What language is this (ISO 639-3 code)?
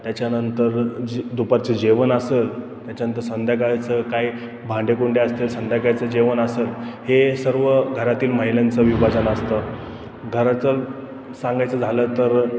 mar